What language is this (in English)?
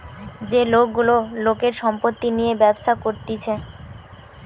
Bangla